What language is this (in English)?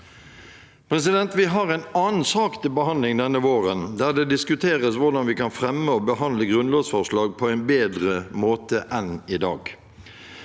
Norwegian